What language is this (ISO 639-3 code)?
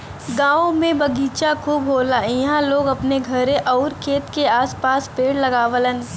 bho